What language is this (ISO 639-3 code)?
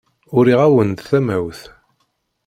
kab